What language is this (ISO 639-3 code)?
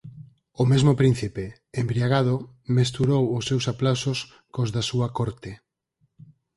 glg